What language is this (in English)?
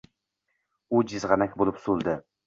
Uzbek